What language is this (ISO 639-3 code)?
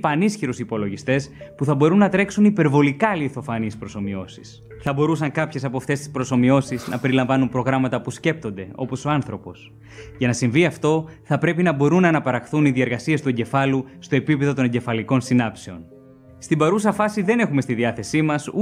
ell